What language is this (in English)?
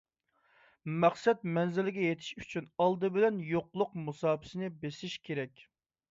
Uyghur